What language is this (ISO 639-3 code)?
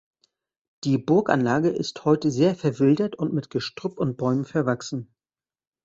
deu